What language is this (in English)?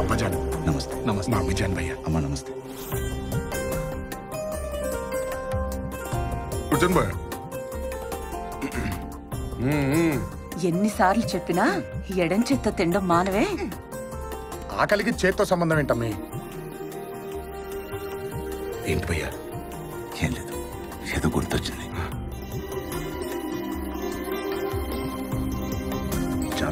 Indonesian